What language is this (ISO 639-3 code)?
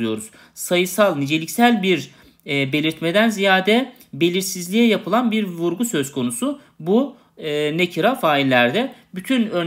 tur